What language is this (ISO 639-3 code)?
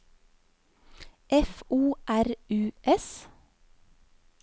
nor